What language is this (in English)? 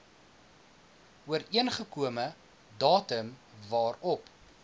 Afrikaans